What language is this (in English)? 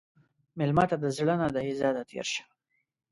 Pashto